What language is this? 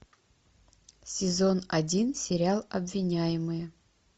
Russian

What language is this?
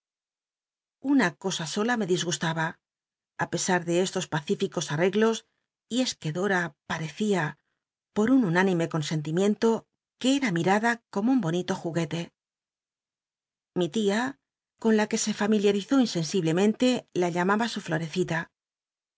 Spanish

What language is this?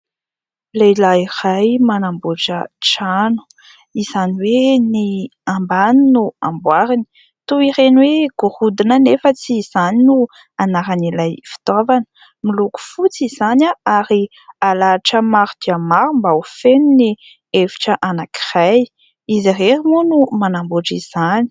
Malagasy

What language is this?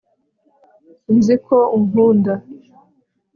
Kinyarwanda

